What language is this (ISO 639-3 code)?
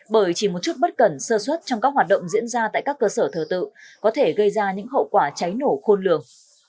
vie